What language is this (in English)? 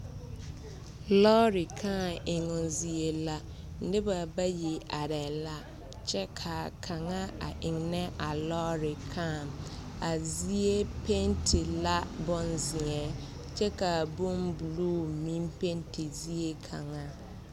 Southern Dagaare